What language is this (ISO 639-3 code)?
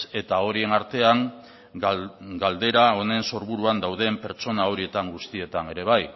eus